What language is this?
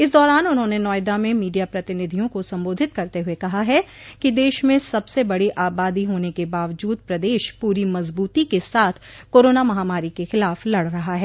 Hindi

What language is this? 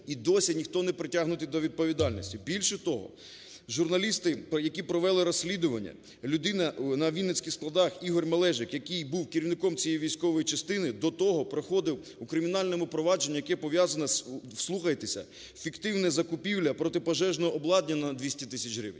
Ukrainian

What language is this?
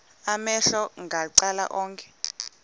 Xhosa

